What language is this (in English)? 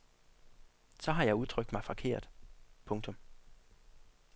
Danish